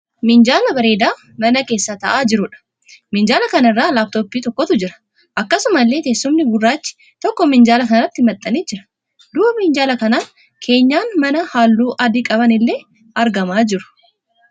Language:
Oromo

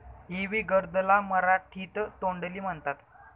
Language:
Marathi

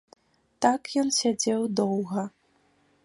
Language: Belarusian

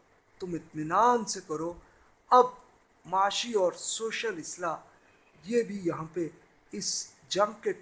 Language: Urdu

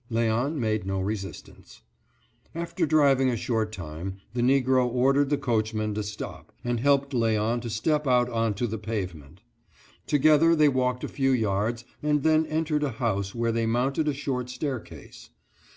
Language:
English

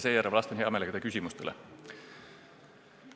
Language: Estonian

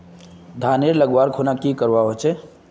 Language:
Magahi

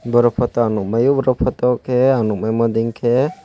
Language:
Kok Borok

